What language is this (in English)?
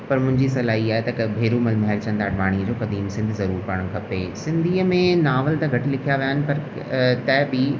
Sindhi